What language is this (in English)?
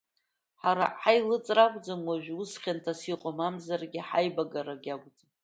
Abkhazian